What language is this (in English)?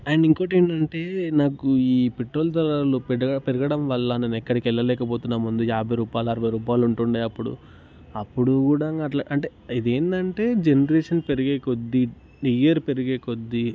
Telugu